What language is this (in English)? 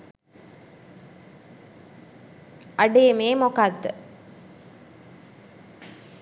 Sinhala